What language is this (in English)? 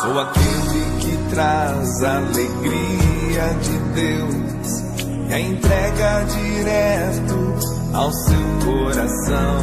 Portuguese